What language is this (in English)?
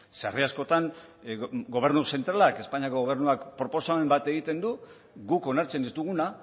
Basque